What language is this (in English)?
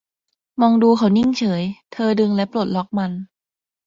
Thai